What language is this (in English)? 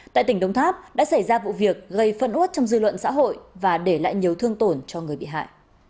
Vietnamese